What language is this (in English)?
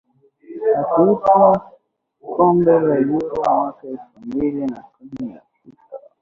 Swahili